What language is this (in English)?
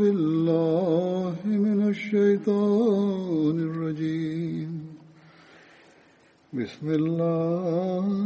Bulgarian